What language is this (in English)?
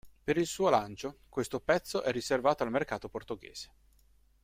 Italian